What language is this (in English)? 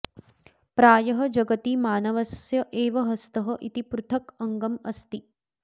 Sanskrit